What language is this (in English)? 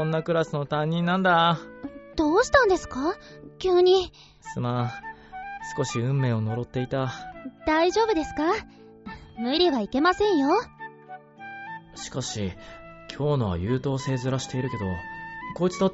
Japanese